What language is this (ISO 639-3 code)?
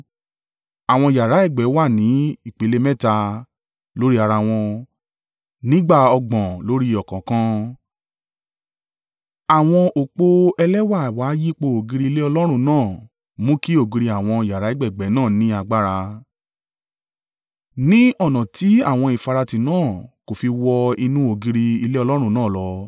yor